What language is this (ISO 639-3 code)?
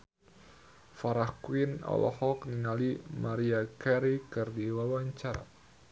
sun